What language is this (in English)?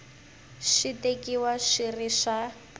Tsonga